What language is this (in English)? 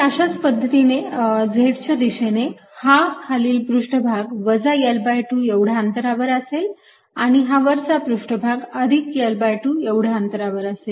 Marathi